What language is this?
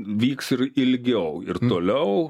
Lithuanian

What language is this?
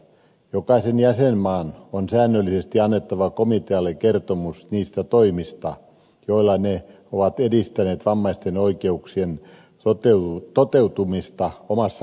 Finnish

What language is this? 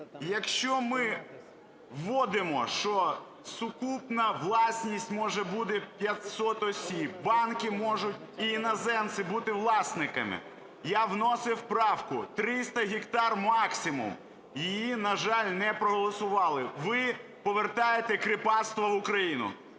Ukrainian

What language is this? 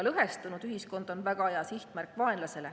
Estonian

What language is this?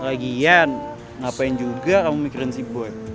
Indonesian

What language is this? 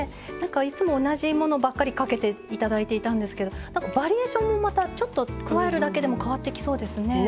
Japanese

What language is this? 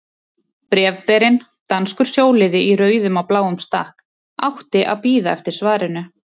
Icelandic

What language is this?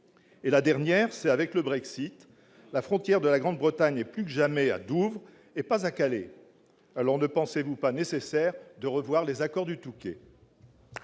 French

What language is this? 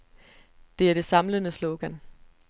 Danish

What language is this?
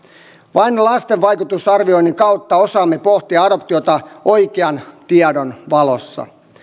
Finnish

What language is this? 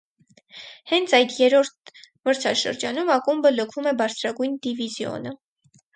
Armenian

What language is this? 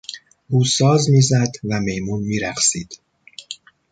Persian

